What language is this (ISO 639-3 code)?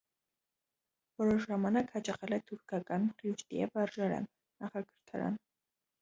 hye